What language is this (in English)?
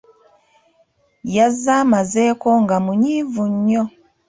Ganda